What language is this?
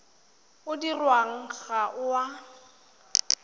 Tswana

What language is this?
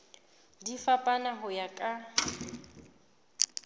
Southern Sotho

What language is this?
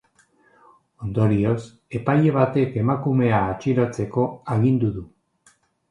Basque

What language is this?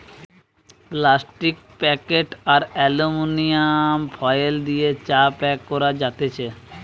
Bangla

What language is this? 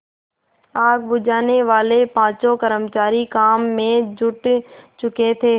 Hindi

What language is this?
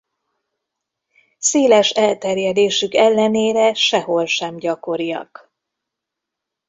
Hungarian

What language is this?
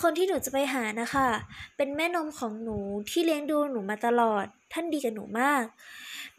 Thai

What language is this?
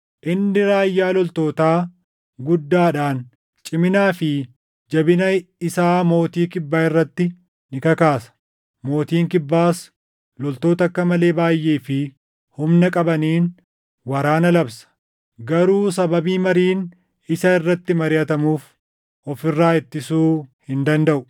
Oromo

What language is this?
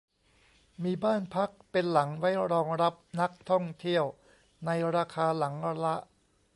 Thai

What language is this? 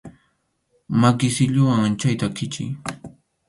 Arequipa-La Unión Quechua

